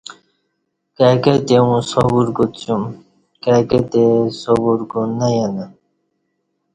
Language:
Kati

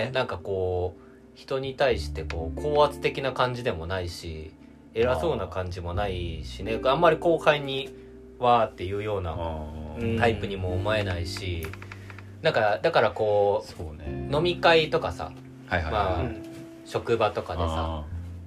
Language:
Japanese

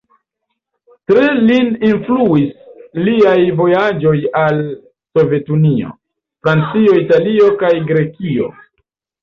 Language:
Esperanto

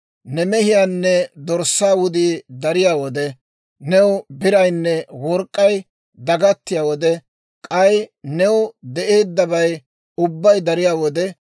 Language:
Dawro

